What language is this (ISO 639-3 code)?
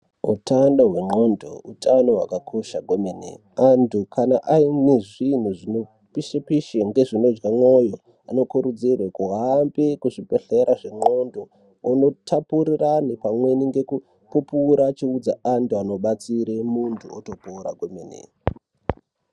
ndc